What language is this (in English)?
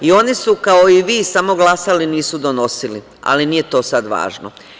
Serbian